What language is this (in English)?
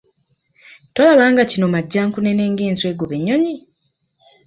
Ganda